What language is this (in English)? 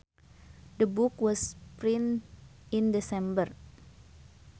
Sundanese